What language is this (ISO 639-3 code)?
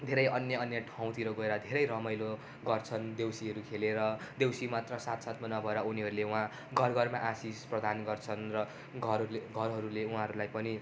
nep